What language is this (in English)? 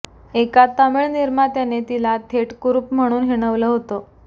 Marathi